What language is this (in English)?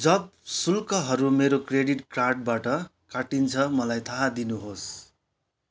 Nepali